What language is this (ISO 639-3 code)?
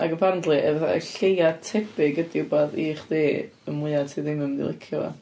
cym